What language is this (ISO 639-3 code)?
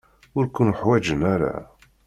kab